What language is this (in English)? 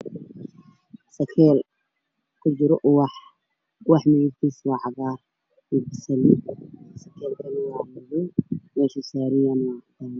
Somali